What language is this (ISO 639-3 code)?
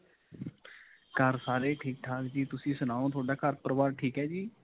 pan